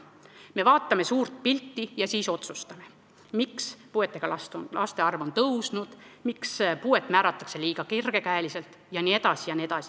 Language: Estonian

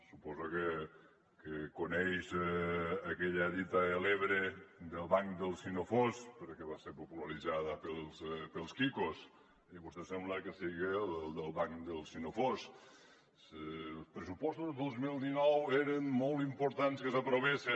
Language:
Catalan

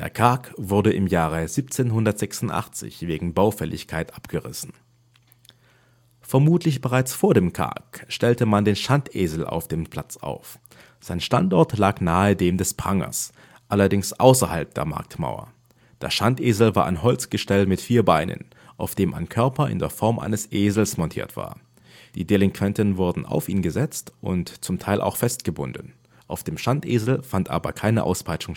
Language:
German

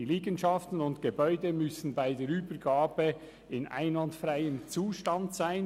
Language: Swiss German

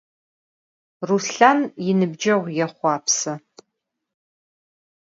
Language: Adyghe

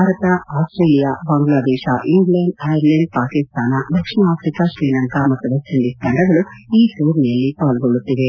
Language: Kannada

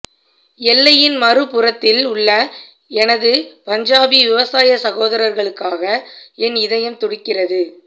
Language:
Tamil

